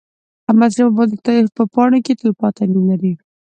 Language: Pashto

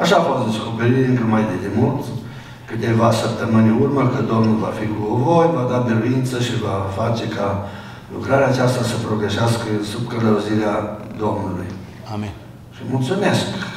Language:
Romanian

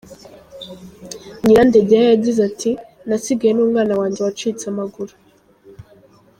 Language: Kinyarwanda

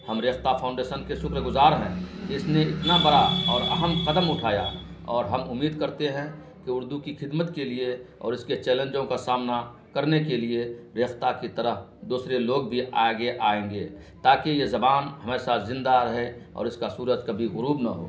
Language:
Urdu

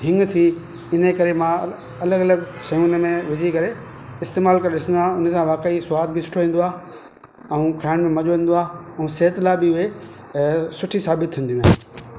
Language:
Sindhi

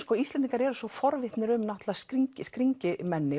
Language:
Icelandic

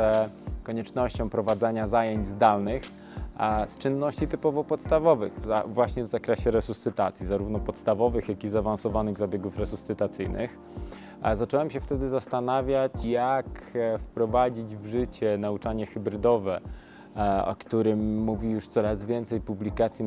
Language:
Polish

